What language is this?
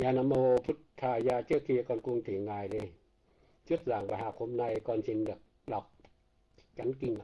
Vietnamese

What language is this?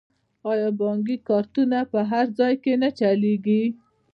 Pashto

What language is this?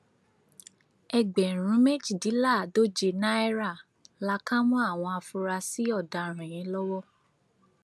Yoruba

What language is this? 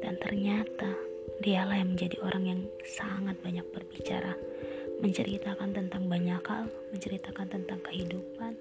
Indonesian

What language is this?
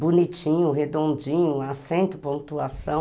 Portuguese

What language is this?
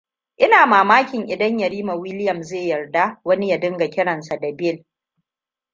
Hausa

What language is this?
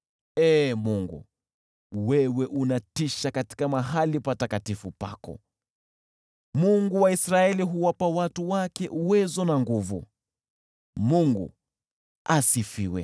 Swahili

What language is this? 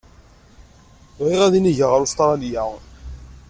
Kabyle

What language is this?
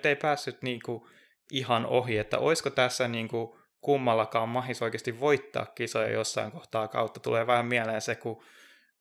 Finnish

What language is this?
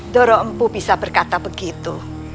Indonesian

